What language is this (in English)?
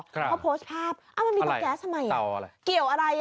Thai